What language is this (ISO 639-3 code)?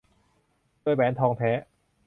tha